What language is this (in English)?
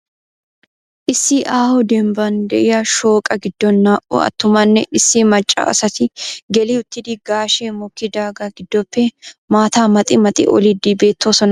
Wolaytta